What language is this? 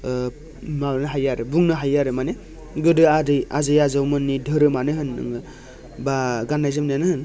Bodo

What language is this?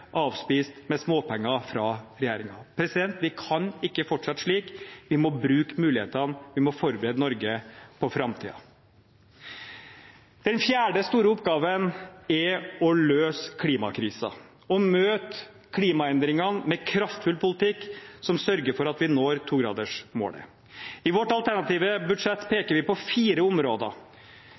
Norwegian Bokmål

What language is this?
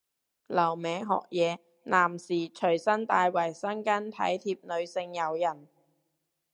Cantonese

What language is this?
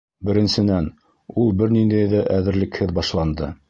Bashkir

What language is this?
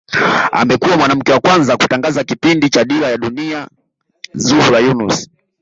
Swahili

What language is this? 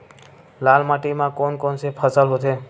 Chhattisgarhi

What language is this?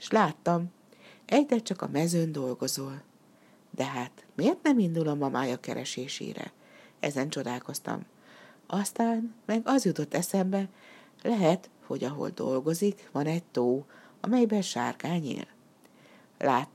Hungarian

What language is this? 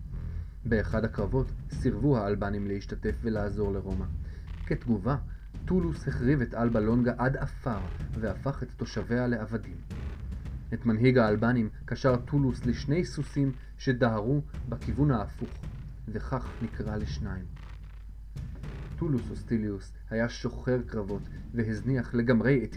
Hebrew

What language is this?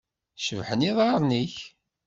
Kabyle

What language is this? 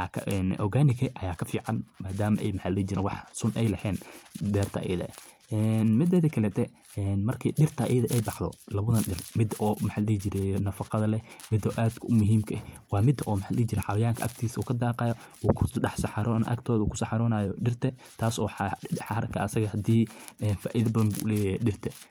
Somali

